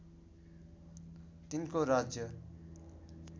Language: Nepali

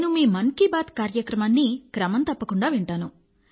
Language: Telugu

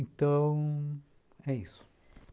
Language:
Portuguese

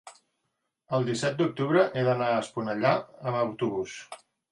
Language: Catalan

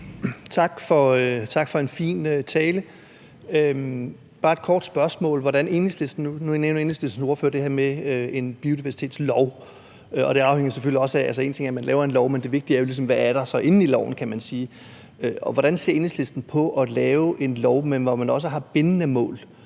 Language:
Danish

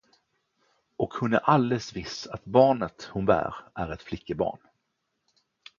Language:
Swedish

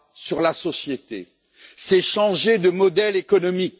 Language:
French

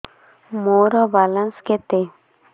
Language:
Odia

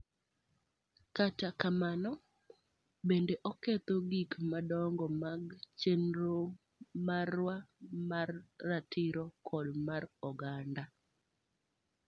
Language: Luo (Kenya and Tanzania)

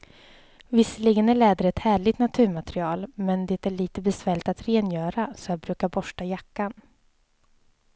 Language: Swedish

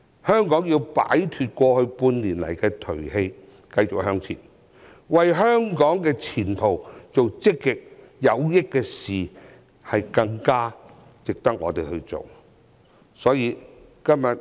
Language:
Cantonese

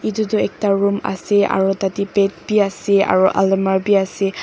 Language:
Naga Pidgin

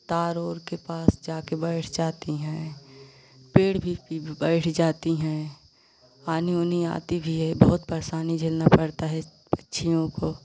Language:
Hindi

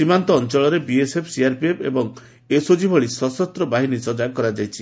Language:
Odia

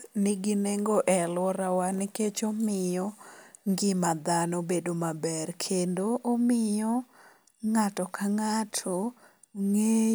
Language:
Luo (Kenya and Tanzania)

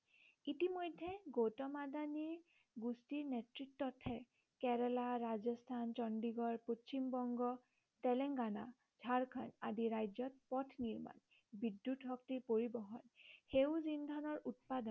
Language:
Assamese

